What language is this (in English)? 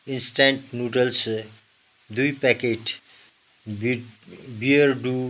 Nepali